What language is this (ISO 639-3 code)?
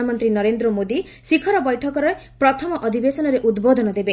ori